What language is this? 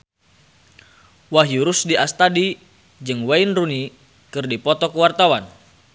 Sundanese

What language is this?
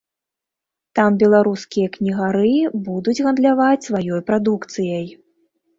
Belarusian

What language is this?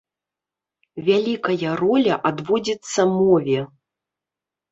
Belarusian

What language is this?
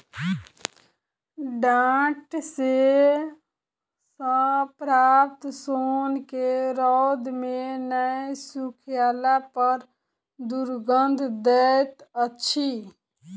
Maithili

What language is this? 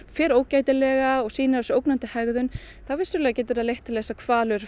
Icelandic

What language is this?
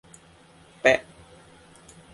Thai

